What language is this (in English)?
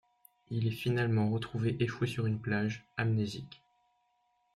French